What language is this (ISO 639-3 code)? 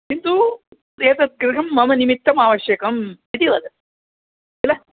san